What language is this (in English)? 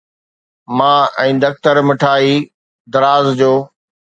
Sindhi